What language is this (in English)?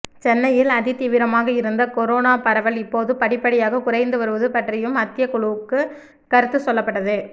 Tamil